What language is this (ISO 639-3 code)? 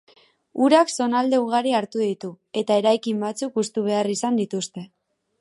eus